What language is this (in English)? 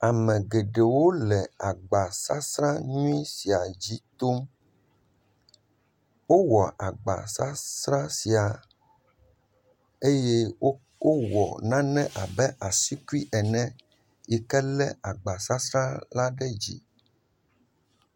Ewe